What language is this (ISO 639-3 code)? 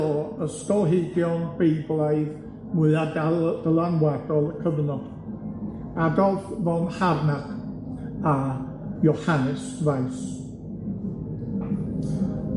cym